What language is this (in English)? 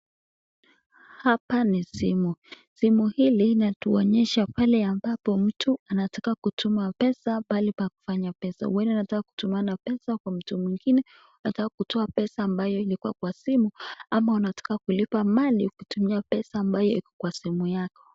Swahili